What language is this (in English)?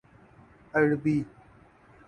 Urdu